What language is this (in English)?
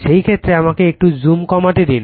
Bangla